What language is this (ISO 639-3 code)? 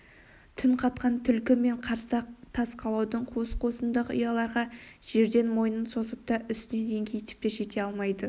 kaz